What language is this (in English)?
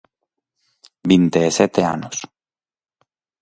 Galician